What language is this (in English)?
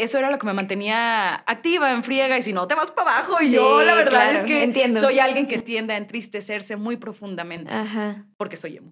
Spanish